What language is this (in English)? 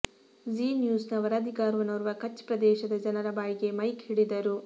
Kannada